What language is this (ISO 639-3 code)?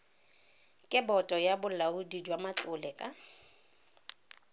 tsn